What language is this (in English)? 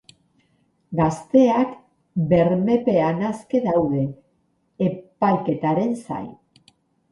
Basque